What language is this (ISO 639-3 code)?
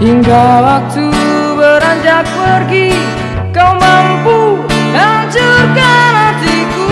ind